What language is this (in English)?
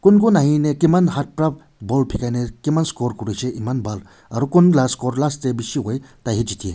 Naga Pidgin